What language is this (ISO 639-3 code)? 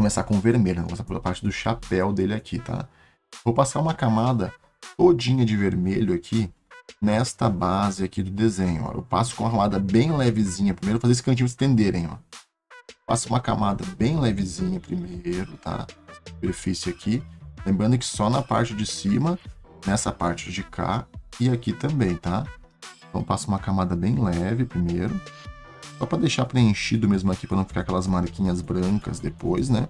por